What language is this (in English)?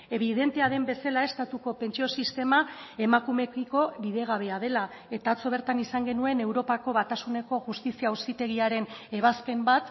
Basque